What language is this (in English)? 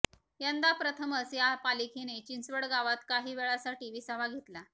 Marathi